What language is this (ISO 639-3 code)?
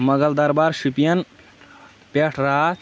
kas